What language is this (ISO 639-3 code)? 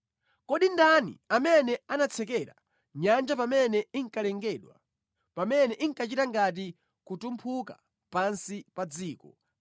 nya